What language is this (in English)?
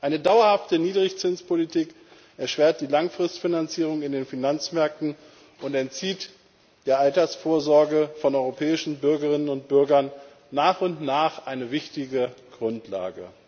German